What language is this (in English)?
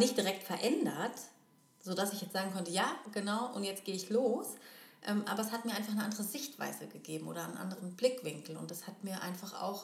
German